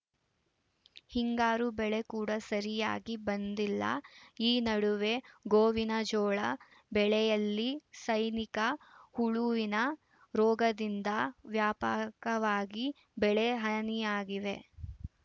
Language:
Kannada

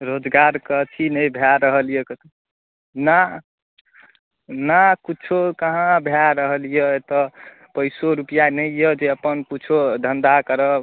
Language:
Maithili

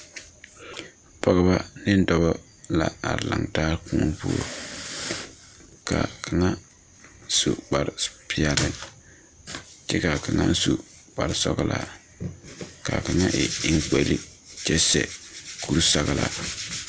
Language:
Southern Dagaare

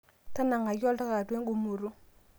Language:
Masai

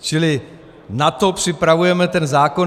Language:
Czech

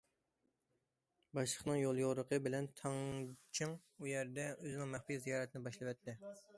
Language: Uyghur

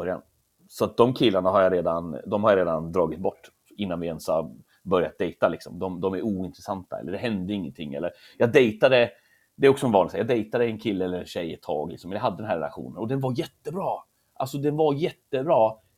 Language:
Swedish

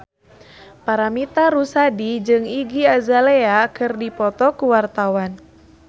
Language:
Sundanese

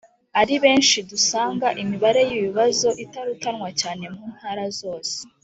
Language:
Kinyarwanda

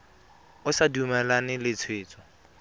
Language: Tswana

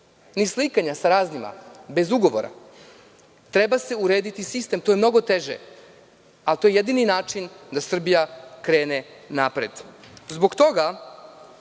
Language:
Serbian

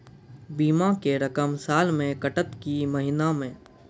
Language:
Maithili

